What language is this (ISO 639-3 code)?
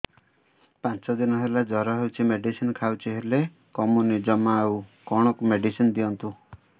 ori